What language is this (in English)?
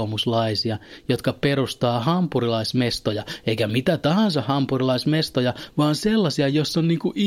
Finnish